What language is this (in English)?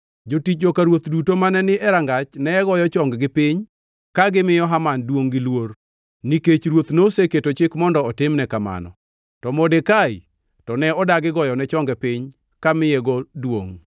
Luo (Kenya and Tanzania)